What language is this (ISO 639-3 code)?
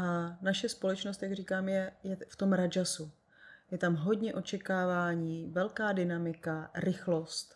ces